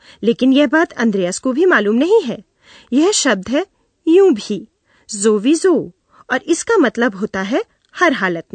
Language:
Hindi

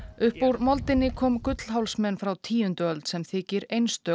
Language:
Icelandic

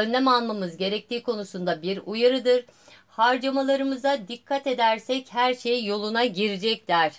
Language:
Turkish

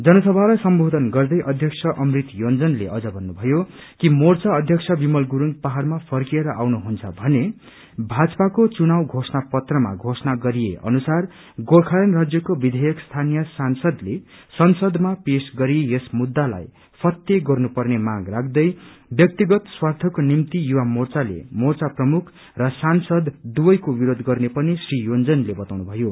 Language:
Nepali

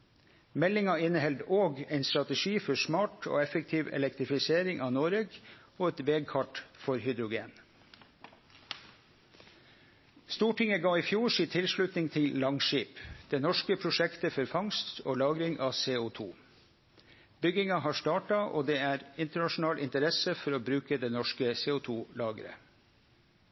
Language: Norwegian Nynorsk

